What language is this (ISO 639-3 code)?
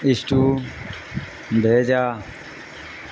urd